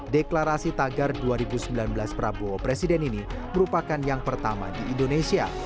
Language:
Indonesian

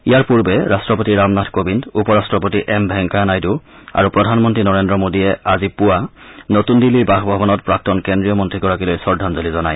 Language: Assamese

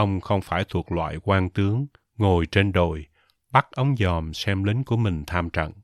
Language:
Vietnamese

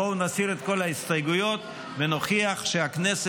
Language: Hebrew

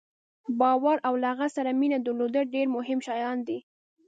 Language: Pashto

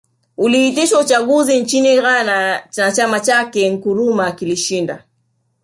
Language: Swahili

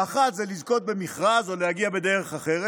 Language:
Hebrew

